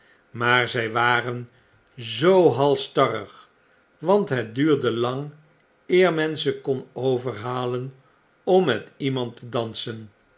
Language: Dutch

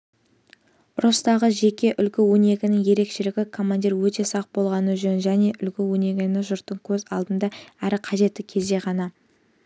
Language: Kazakh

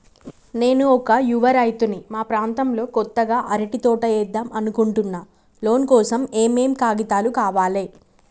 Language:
Telugu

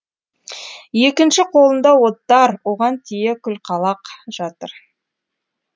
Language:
Kazakh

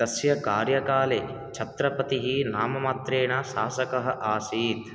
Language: Sanskrit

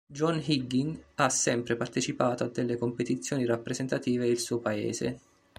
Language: Italian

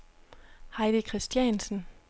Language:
Danish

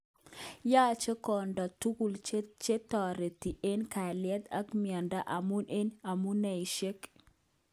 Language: Kalenjin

